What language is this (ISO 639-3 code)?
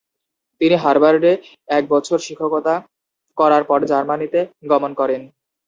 ben